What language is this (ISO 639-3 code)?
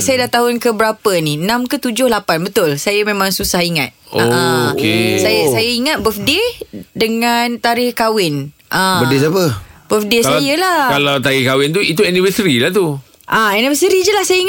msa